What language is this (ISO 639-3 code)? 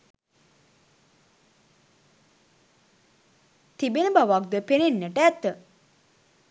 sin